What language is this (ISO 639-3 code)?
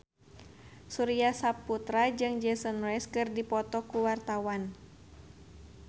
sun